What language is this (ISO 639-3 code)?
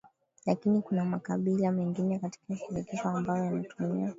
swa